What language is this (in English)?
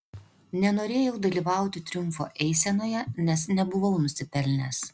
Lithuanian